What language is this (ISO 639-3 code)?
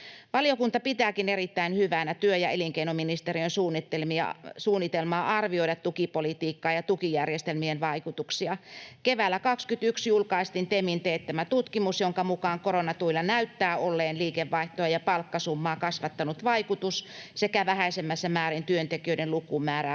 fin